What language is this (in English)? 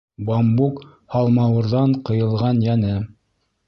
Bashkir